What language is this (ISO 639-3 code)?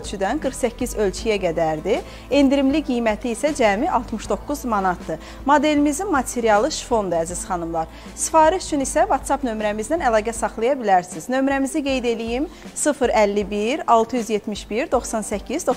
tur